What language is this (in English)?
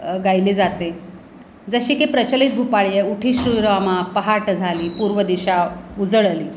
Marathi